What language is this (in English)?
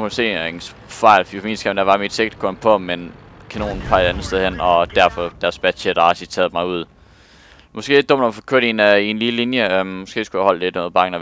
Danish